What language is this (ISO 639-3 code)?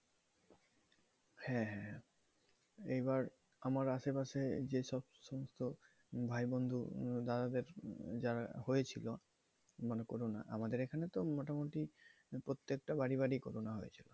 ben